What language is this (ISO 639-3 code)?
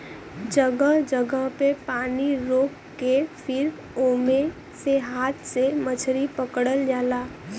bho